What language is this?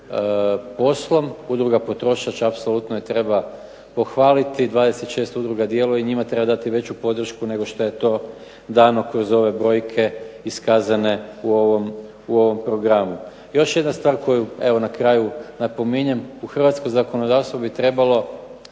Croatian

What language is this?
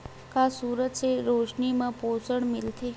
Chhattisgarhi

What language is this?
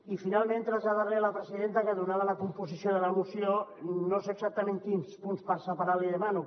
Catalan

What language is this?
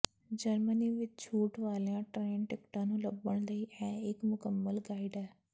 Punjabi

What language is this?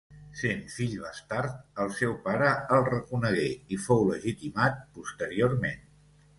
Catalan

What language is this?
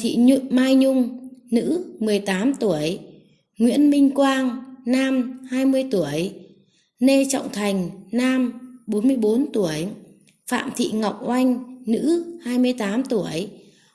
Vietnamese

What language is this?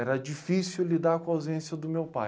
Portuguese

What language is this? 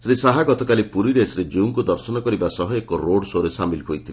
Odia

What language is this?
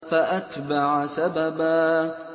Arabic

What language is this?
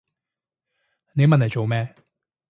Cantonese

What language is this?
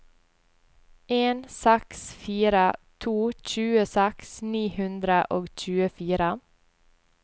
Norwegian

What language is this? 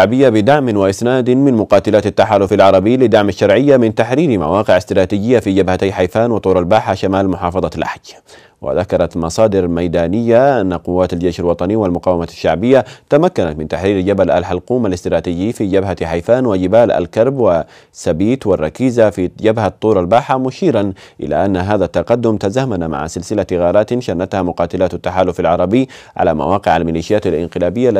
Arabic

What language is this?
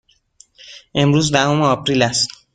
Persian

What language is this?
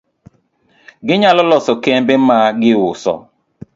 Luo (Kenya and Tanzania)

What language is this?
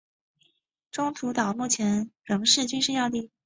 Chinese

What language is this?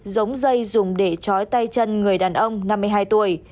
Vietnamese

